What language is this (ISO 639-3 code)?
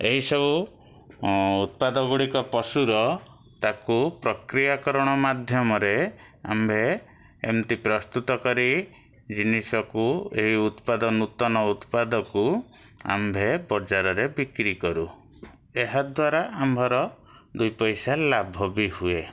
ori